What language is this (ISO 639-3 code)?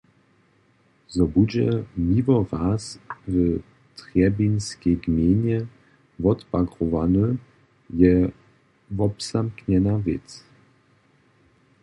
hsb